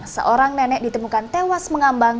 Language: Indonesian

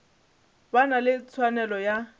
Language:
Northern Sotho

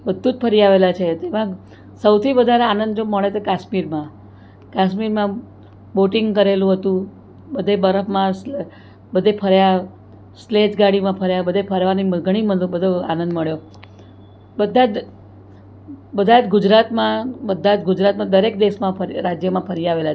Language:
Gujarati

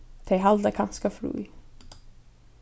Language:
Faroese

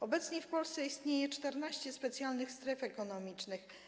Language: Polish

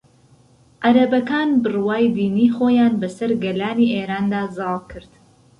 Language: Central Kurdish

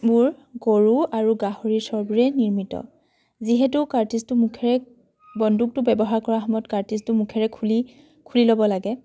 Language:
Assamese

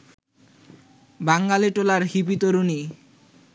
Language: Bangla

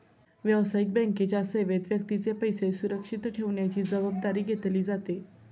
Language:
Marathi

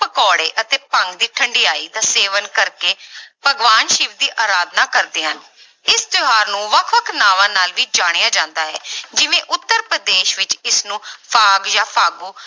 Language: Punjabi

